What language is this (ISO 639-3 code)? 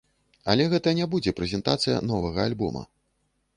bel